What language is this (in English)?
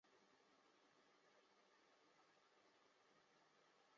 Chinese